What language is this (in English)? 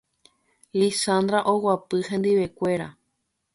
Guarani